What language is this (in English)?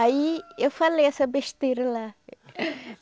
Portuguese